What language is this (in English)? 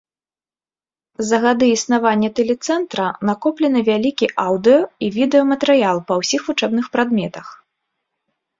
Belarusian